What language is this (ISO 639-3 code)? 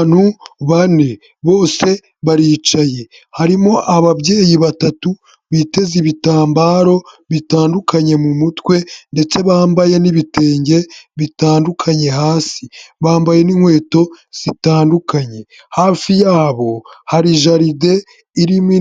kin